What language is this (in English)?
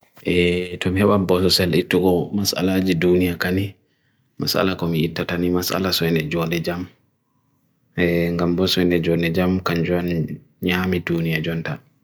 Bagirmi Fulfulde